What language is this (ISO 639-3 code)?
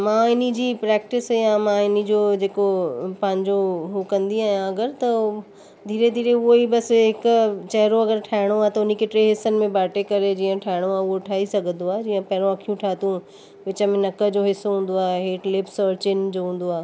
snd